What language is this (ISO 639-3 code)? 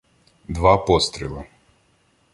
ukr